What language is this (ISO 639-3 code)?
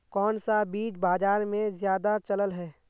mag